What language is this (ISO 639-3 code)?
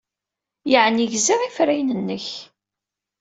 kab